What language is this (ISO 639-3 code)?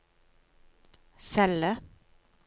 nor